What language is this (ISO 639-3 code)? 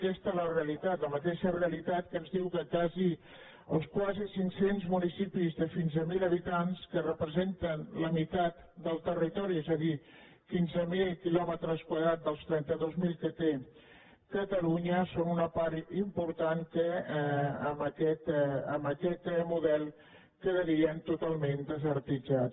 cat